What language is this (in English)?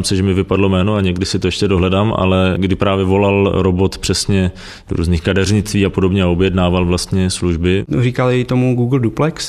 Czech